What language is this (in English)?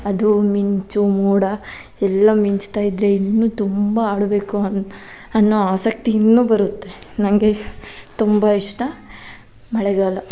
Kannada